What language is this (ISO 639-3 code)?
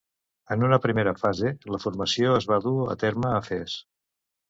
cat